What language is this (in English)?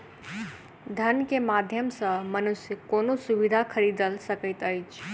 Maithili